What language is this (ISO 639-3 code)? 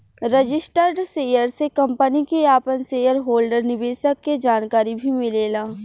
bho